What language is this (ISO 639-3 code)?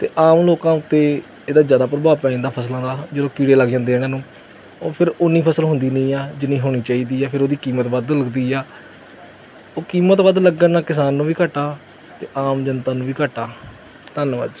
pan